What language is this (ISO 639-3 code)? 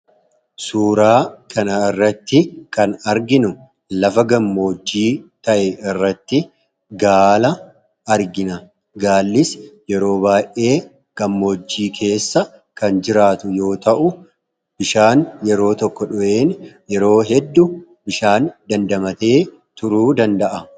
orm